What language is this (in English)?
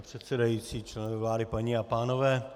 Czech